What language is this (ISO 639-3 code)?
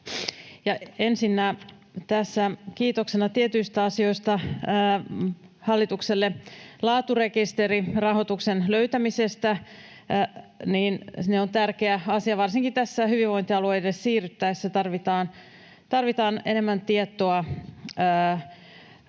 fin